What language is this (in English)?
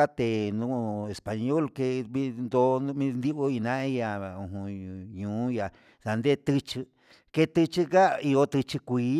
Huitepec Mixtec